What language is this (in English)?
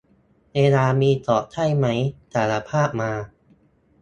Thai